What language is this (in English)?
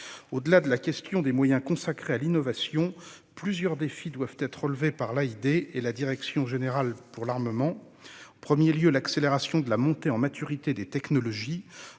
French